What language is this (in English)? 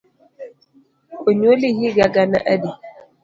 Luo (Kenya and Tanzania)